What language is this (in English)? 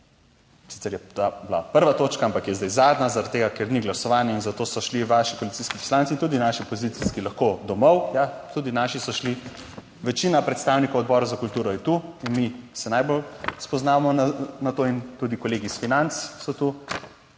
Slovenian